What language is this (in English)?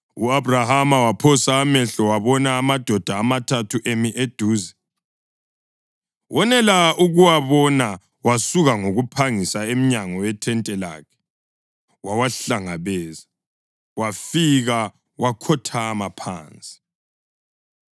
North Ndebele